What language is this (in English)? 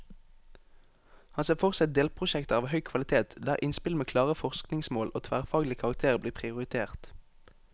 Norwegian